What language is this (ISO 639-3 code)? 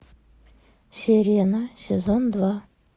rus